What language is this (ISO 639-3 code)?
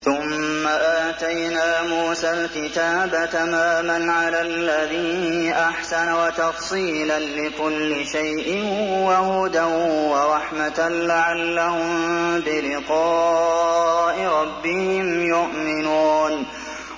ara